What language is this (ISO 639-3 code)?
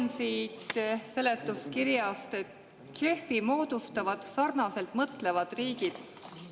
est